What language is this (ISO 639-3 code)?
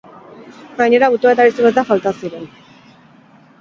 eus